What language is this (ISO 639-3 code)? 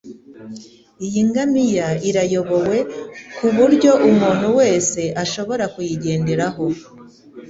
kin